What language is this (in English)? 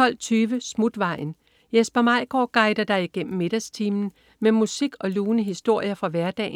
Danish